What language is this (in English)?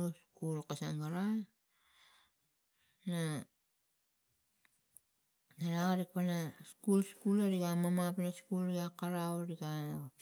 Tigak